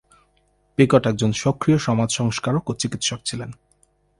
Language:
Bangla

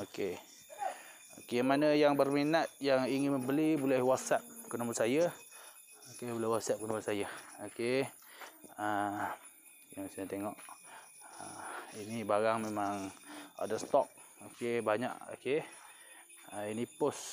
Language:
Malay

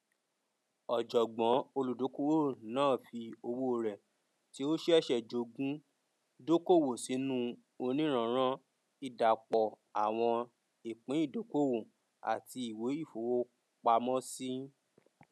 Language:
Yoruba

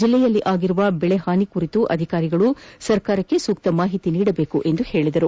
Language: Kannada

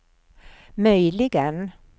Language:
Swedish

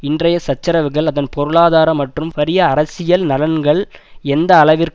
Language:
Tamil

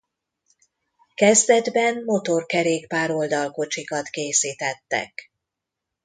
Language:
Hungarian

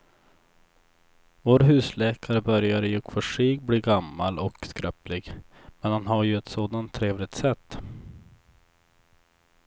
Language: Swedish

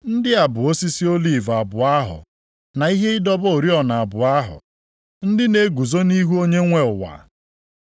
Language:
Igbo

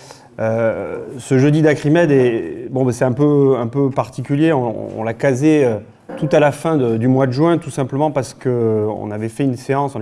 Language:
French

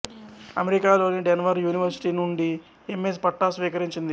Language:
Telugu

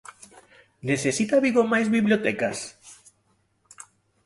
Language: Galician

